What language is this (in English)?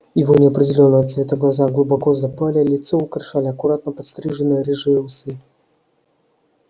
Russian